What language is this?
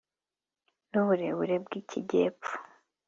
Kinyarwanda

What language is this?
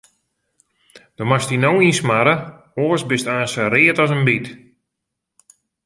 Western Frisian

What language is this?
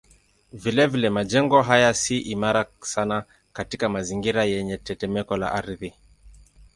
Swahili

